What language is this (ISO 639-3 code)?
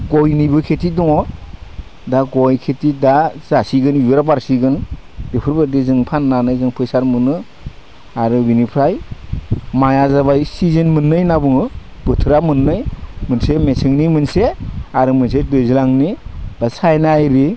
brx